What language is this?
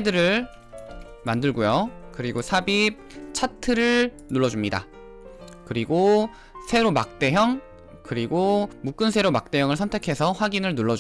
Korean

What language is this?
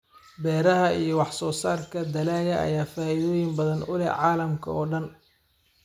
Somali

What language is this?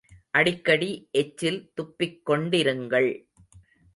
Tamil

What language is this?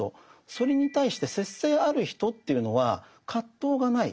Japanese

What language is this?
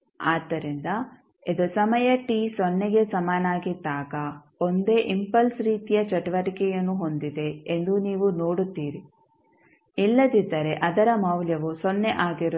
Kannada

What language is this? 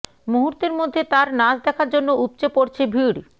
Bangla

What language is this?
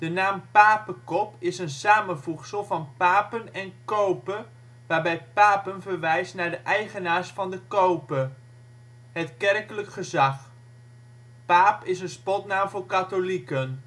Dutch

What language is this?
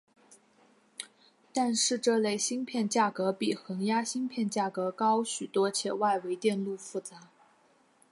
Chinese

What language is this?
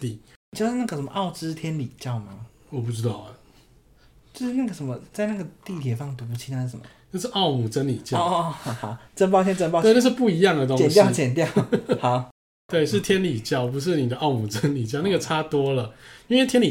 Chinese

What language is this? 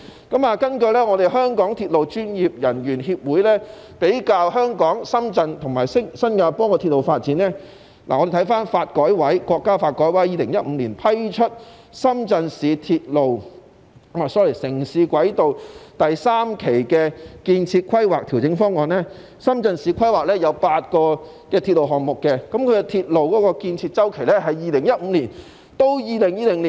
Cantonese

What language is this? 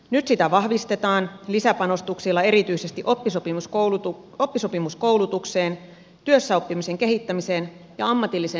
Finnish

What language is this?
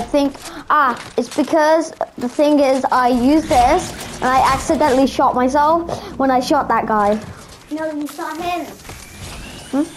English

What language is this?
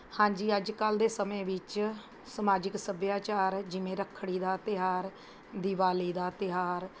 Punjabi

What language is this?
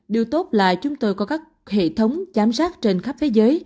Vietnamese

